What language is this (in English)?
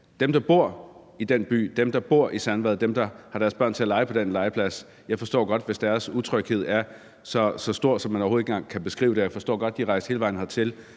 Danish